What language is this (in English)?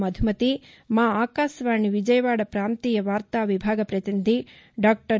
Telugu